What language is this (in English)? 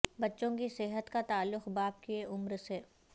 Urdu